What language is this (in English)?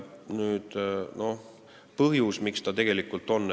Estonian